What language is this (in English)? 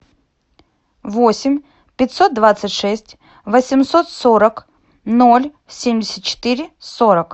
Russian